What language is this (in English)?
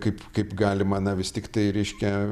Lithuanian